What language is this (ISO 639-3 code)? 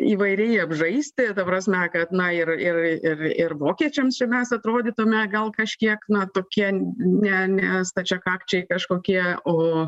lit